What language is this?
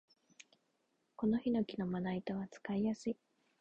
Japanese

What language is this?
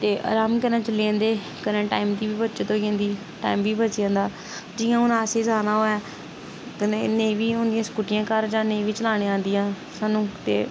Dogri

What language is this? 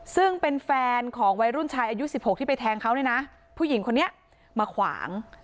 Thai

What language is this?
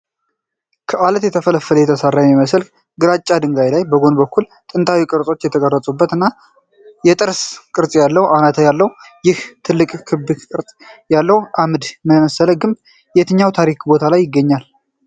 Amharic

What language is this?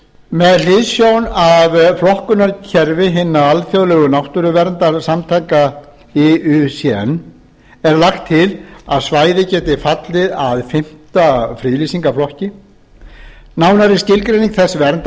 Icelandic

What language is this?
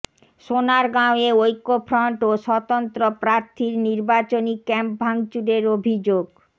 Bangla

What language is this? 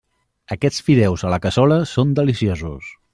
Catalan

